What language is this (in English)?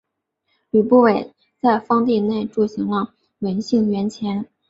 Chinese